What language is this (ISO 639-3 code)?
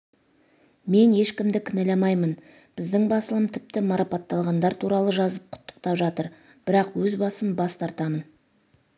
kaz